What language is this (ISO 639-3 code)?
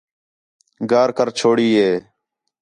xhe